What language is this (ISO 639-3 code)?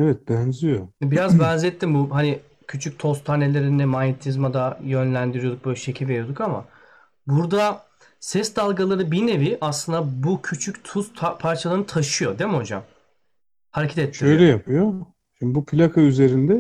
tur